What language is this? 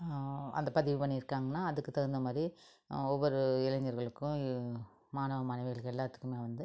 Tamil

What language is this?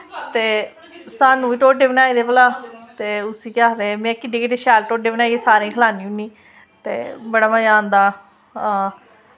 Dogri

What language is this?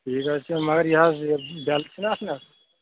Kashmiri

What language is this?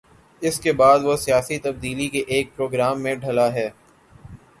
Urdu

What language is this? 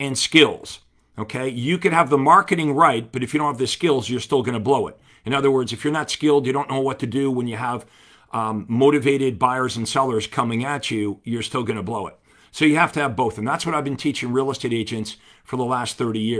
English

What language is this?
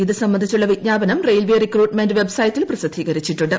Malayalam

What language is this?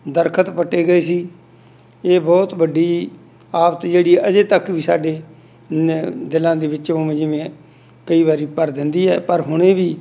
Punjabi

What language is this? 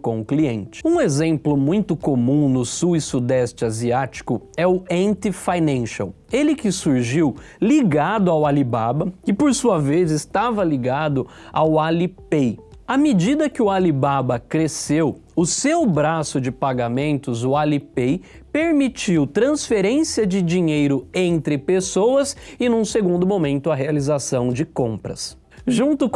Portuguese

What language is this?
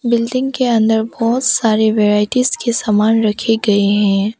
Hindi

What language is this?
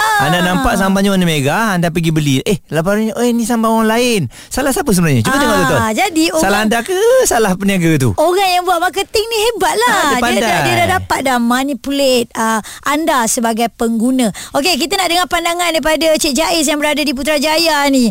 Malay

